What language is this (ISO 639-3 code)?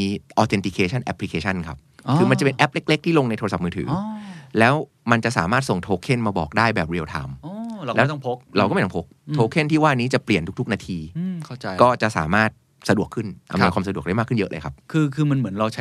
tha